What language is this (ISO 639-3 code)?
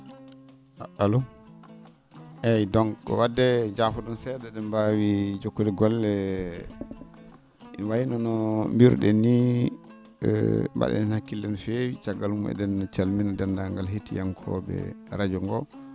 ful